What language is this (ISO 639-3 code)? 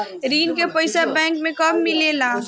bho